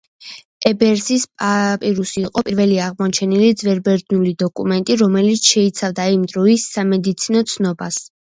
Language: Georgian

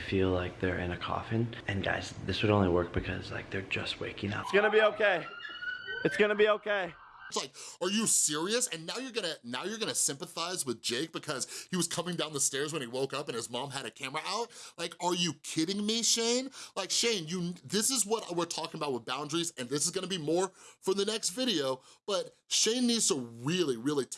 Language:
English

